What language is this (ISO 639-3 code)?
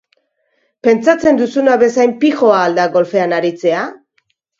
eus